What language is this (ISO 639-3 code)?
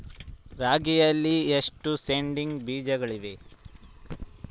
kan